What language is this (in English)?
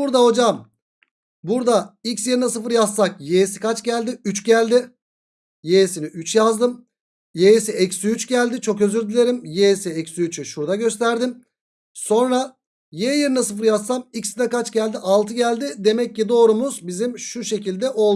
Turkish